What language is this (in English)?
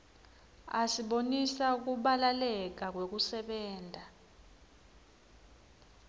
Swati